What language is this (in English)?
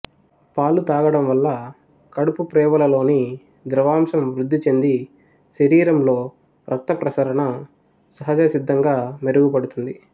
Telugu